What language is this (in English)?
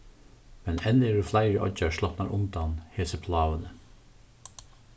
Faroese